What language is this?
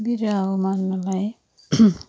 Nepali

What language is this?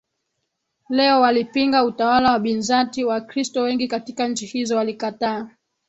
Swahili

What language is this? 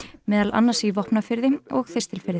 Icelandic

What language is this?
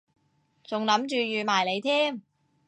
Cantonese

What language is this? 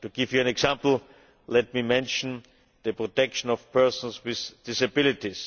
English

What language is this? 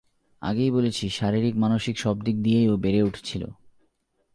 Bangla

